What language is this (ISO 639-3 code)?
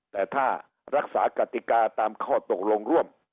tha